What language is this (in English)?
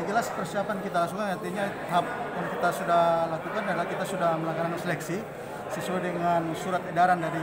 Indonesian